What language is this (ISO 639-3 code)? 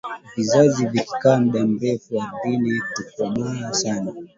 swa